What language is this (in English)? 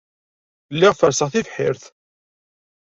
Kabyle